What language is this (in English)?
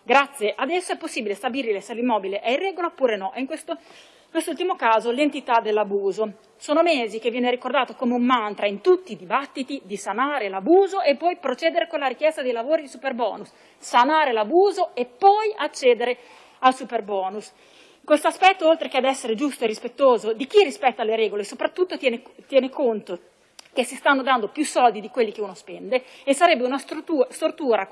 Italian